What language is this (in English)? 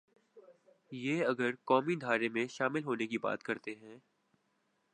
Urdu